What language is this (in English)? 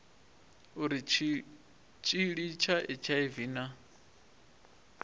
Venda